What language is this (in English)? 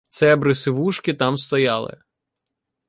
Ukrainian